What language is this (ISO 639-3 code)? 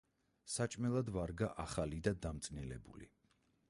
kat